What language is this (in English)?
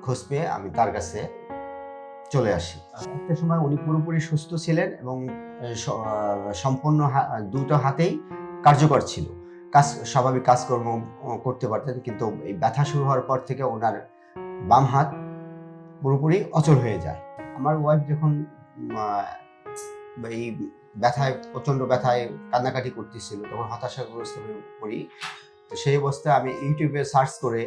English